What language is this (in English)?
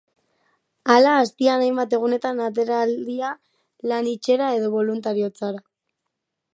Basque